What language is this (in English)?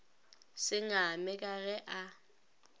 Northern Sotho